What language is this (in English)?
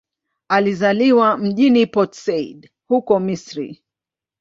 Swahili